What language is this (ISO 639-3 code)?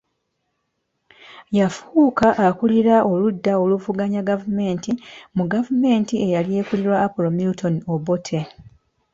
lug